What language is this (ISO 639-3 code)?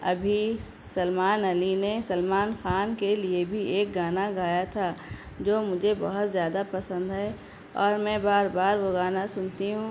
urd